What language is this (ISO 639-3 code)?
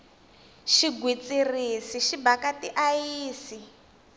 tso